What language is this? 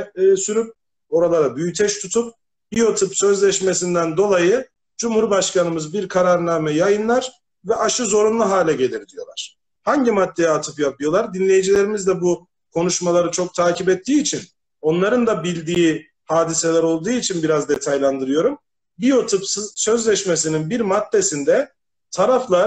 Turkish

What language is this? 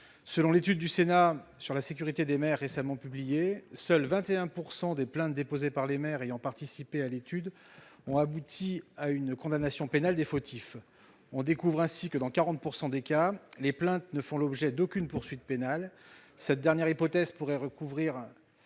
French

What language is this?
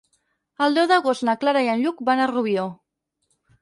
Catalan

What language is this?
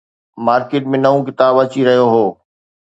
Sindhi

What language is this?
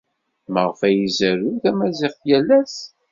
Kabyle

